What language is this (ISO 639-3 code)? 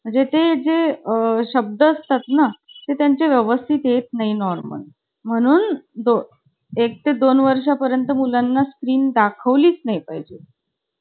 mar